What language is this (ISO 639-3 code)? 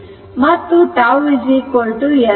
kan